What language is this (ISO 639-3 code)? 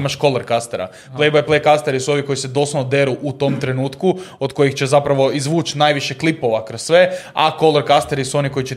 hrv